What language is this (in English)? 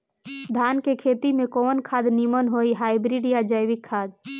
Bhojpuri